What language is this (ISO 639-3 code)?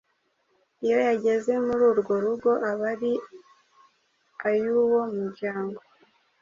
kin